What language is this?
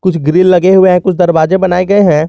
Hindi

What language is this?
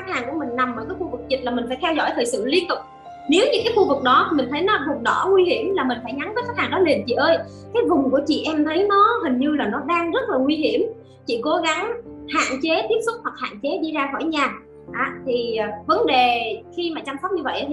Vietnamese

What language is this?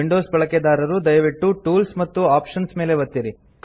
Kannada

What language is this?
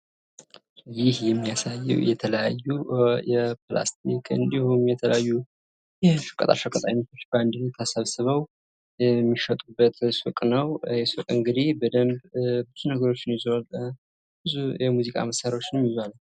Amharic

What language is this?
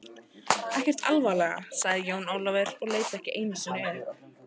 Icelandic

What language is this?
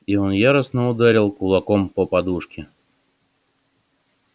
Russian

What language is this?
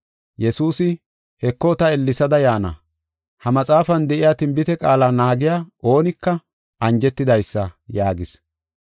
Gofa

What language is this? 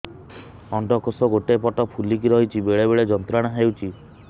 Odia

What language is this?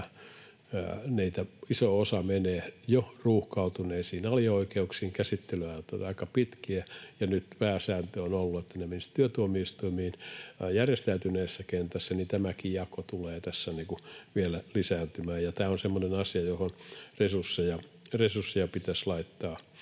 Finnish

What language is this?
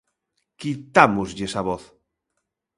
Galician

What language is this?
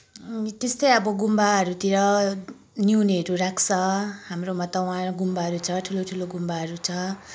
Nepali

